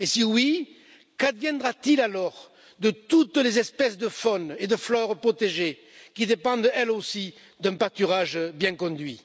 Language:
French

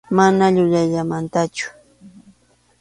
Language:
Arequipa-La Unión Quechua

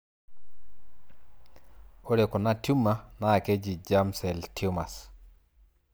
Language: Masai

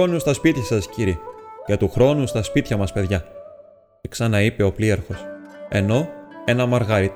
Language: Greek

